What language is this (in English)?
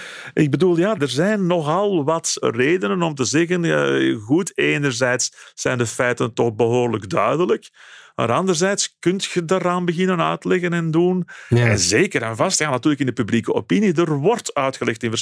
Dutch